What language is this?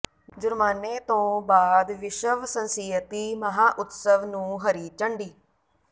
Punjabi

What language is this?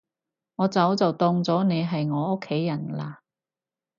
Cantonese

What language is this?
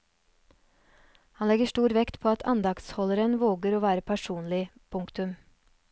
Norwegian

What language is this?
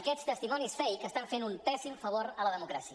Catalan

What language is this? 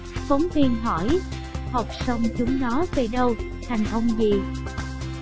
Vietnamese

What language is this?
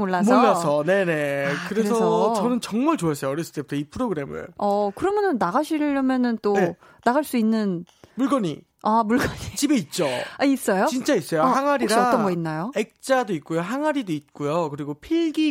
Korean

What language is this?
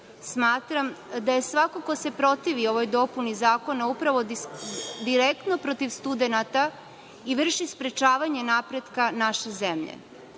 Serbian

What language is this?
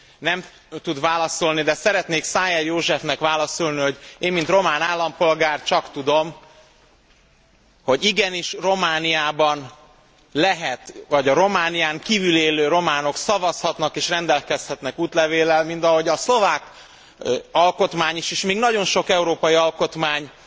Hungarian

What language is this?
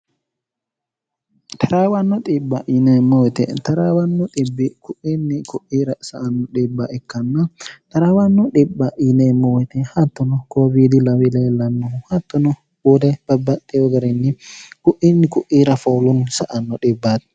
Sidamo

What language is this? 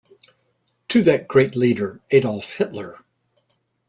English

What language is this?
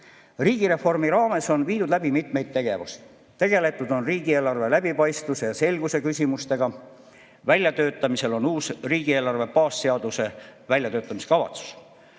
Estonian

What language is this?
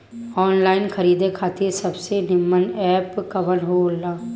Bhojpuri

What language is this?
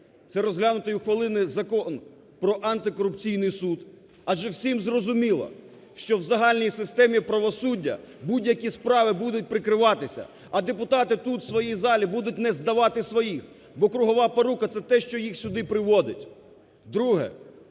Ukrainian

